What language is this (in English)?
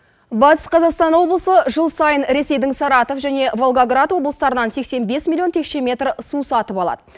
Kazakh